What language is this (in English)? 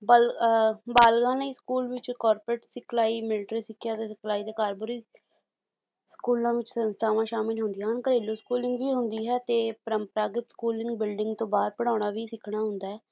Punjabi